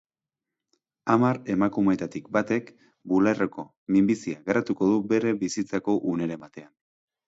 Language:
Basque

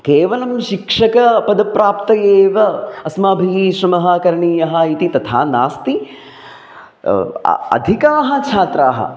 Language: Sanskrit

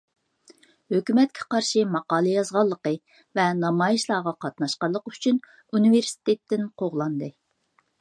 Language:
Uyghur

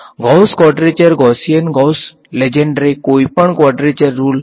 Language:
Gujarati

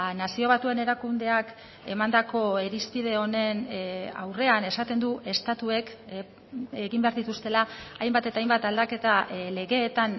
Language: Basque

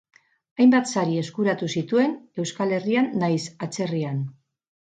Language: Basque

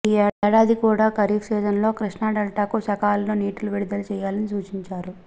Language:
Telugu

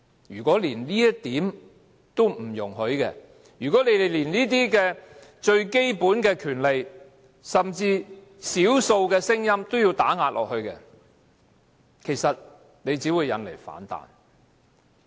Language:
Cantonese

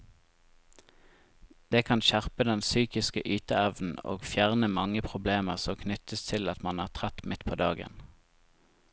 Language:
Norwegian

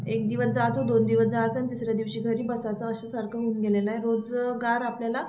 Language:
Marathi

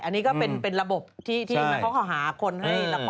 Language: Thai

